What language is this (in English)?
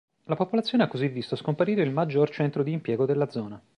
Italian